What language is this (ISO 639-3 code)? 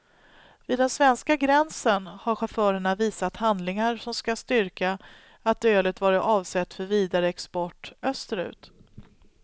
swe